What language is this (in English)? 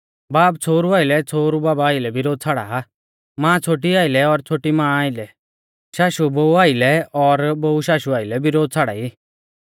Mahasu Pahari